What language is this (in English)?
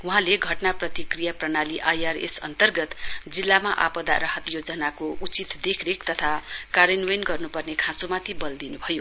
Nepali